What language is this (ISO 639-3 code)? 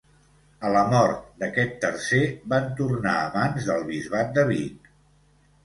cat